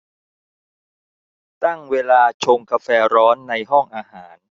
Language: Thai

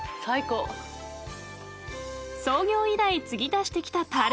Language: Japanese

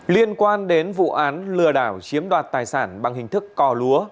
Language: Vietnamese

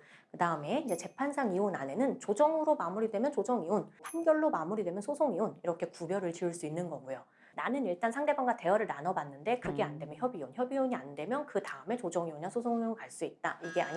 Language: Korean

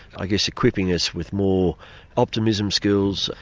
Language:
English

